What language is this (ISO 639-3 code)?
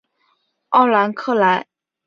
zho